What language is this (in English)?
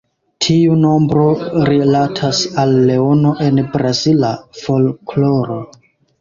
Esperanto